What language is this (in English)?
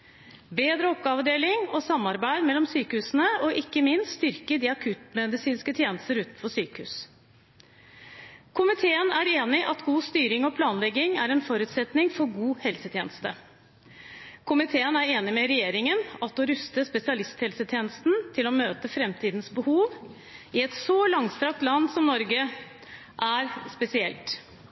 Norwegian Bokmål